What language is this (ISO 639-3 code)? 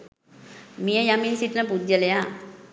sin